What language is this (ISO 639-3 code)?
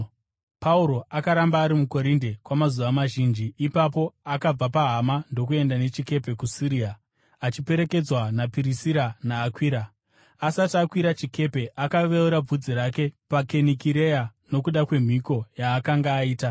sna